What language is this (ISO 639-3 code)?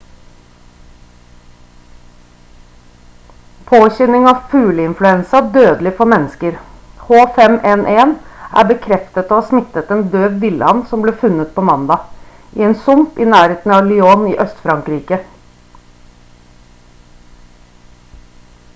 nob